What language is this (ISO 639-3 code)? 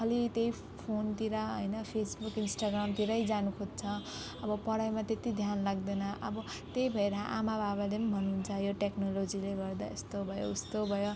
nep